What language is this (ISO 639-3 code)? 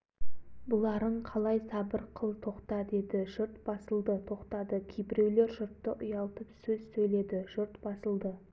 kaz